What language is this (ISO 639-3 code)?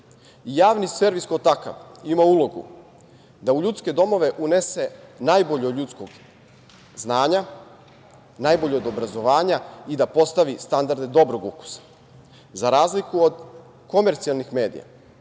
srp